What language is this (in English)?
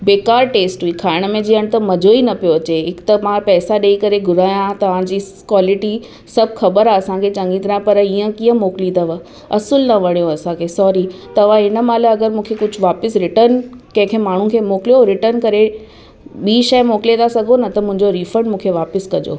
Sindhi